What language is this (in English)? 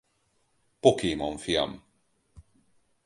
Hungarian